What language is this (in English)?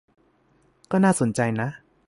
Thai